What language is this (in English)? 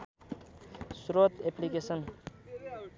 Nepali